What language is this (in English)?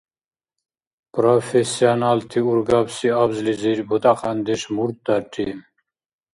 Dargwa